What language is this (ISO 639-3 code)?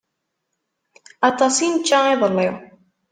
kab